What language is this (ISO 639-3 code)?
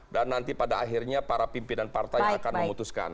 ind